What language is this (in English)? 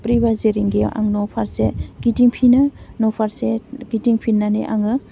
Bodo